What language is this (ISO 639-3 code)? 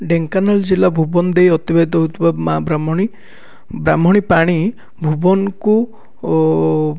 ori